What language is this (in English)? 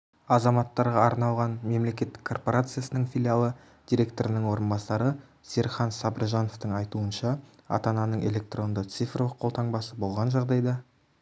Kazakh